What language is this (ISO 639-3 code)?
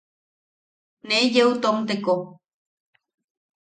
yaq